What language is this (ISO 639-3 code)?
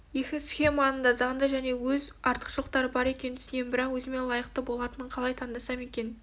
kaz